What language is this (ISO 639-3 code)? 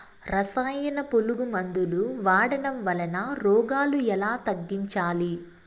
tel